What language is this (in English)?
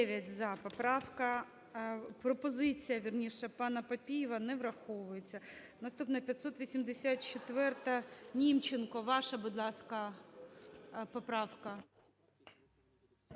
Ukrainian